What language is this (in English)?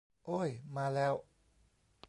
Thai